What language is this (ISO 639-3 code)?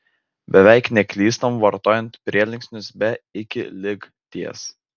lit